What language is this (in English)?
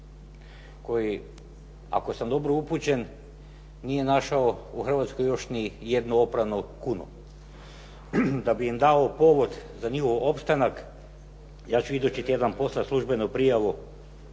Croatian